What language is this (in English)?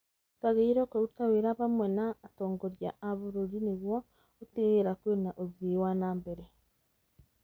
Kikuyu